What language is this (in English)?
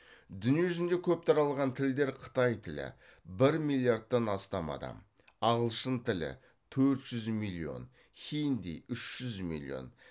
Kazakh